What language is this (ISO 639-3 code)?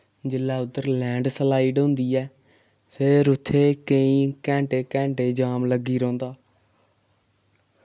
doi